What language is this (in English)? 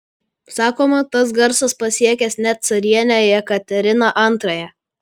Lithuanian